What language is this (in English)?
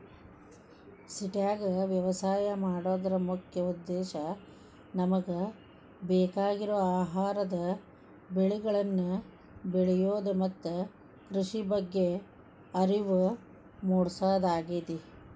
Kannada